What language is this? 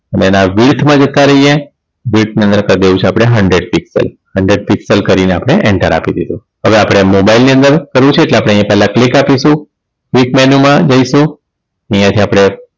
Gujarati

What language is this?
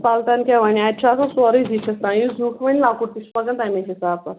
Kashmiri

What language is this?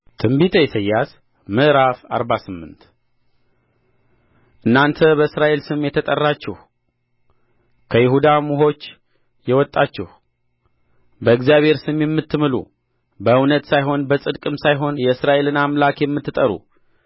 Amharic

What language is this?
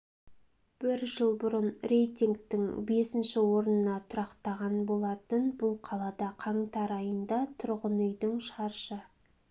Kazakh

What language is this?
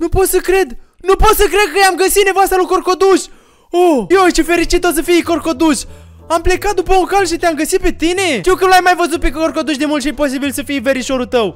Romanian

